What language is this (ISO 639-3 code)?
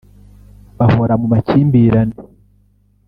kin